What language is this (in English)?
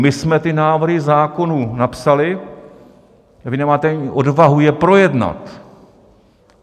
Czech